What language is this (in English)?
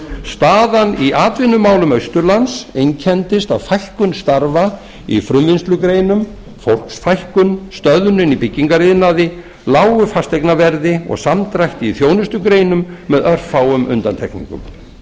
Icelandic